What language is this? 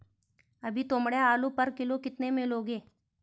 Hindi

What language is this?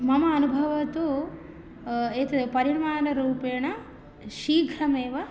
Sanskrit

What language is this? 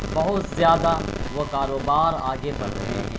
Urdu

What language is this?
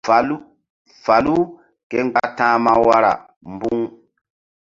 Mbum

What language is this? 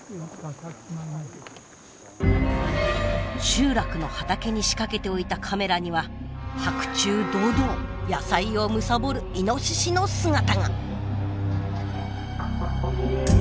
Japanese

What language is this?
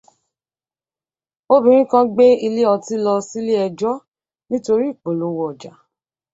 Yoruba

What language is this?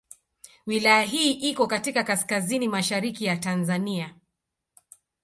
Swahili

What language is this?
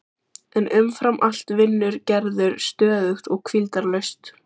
Icelandic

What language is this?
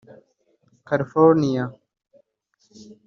Kinyarwanda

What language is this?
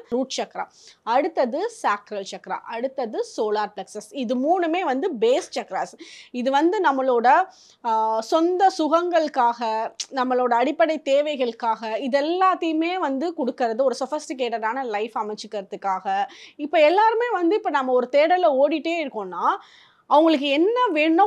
Tamil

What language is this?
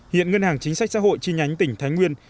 Vietnamese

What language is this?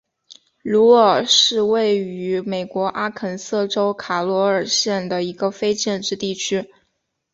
Chinese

